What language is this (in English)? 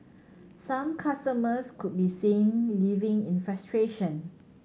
English